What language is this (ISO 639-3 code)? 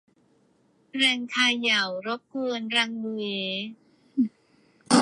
tha